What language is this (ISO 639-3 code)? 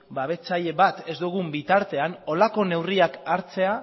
eus